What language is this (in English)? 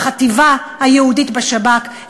Hebrew